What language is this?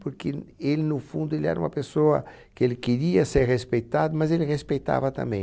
Portuguese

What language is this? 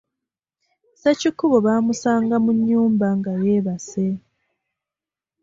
Ganda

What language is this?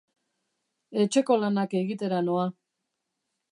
Basque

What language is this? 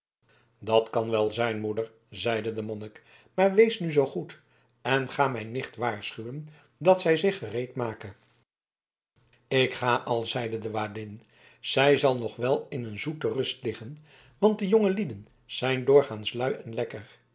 Dutch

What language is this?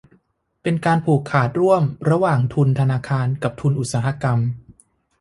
Thai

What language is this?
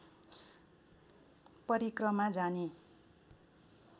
Nepali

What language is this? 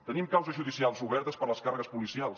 Catalan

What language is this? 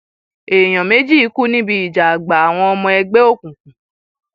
Yoruba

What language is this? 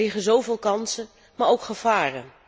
Dutch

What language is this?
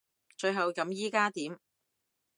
Cantonese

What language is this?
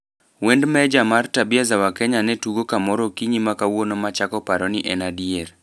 Luo (Kenya and Tanzania)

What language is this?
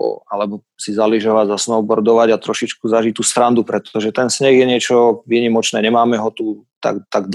Slovak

